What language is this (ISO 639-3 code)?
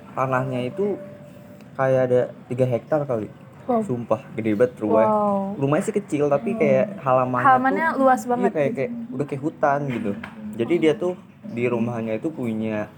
ind